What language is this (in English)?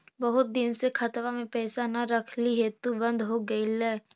Magahi